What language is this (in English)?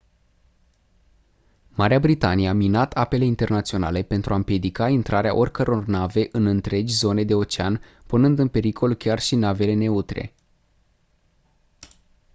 Romanian